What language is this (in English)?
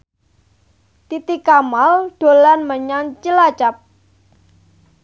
Javanese